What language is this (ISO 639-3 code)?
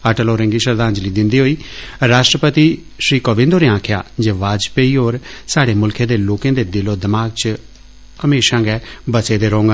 doi